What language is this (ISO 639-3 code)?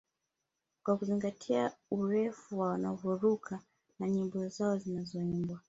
swa